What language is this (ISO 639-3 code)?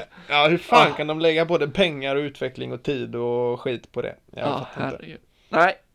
swe